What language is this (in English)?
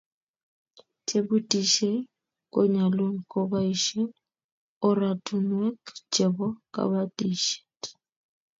Kalenjin